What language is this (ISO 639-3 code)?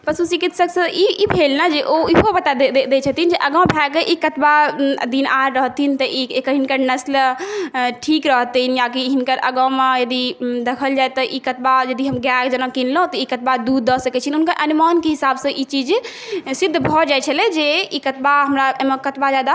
mai